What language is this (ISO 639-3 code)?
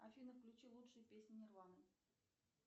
rus